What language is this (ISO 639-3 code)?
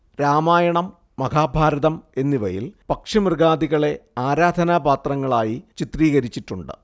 mal